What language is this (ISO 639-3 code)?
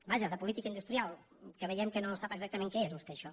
cat